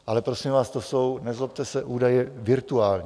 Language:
Czech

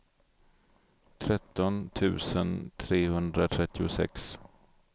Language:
Swedish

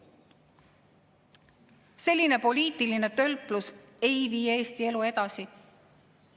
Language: Estonian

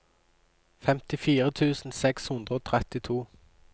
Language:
Norwegian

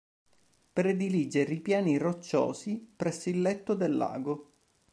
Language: Italian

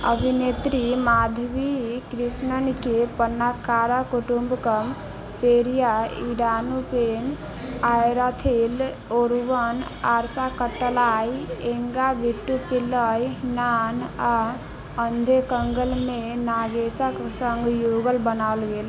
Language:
Maithili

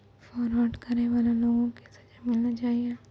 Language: Maithili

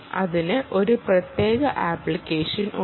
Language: Malayalam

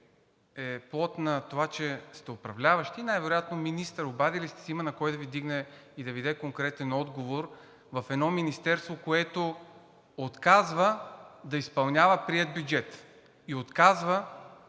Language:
Bulgarian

